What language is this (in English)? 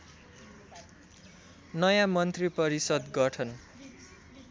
Nepali